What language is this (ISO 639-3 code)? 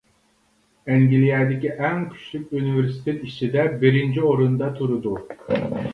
uig